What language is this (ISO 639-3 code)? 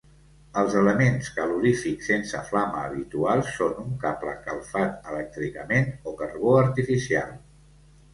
cat